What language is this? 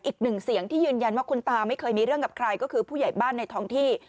Thai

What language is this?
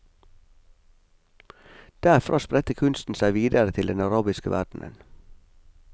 Norwegian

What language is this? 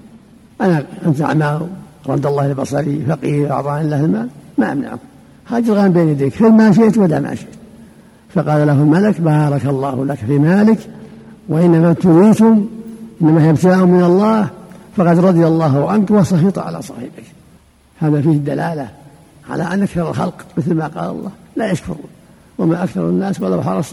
Arabic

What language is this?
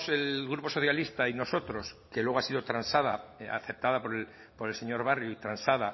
Spanish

